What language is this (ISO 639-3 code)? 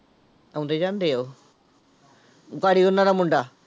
pan